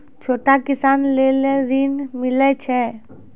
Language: Maithili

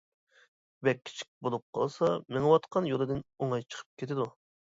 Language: Uyghur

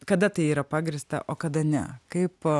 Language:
Lithuanian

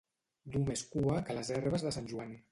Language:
Catalan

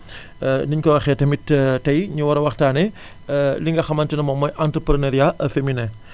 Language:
Wolof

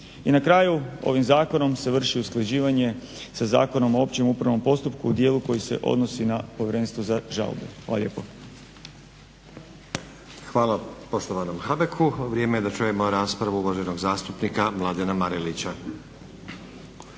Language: Croatian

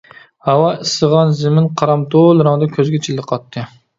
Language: Uyghur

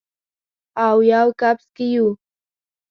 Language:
Pashto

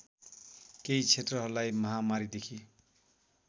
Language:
Nepali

